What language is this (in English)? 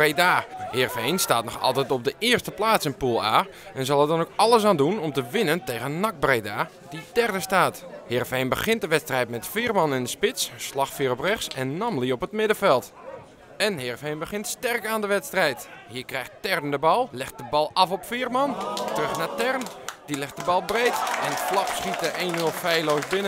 Dutch